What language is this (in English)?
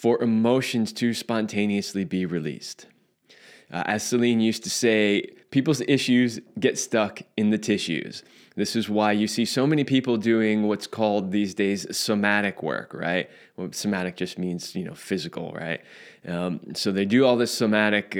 English